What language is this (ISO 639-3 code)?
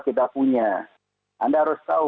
ind